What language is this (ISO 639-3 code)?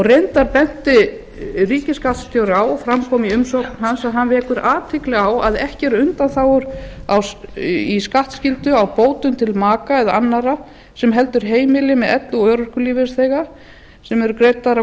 isl